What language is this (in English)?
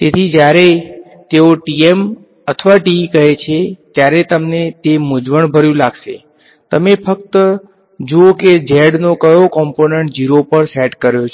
Gujarati